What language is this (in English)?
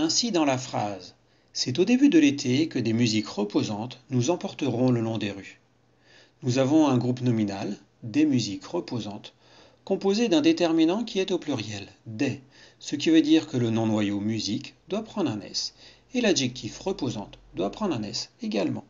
French